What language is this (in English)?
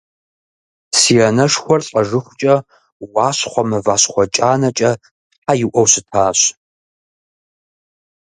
Kabardian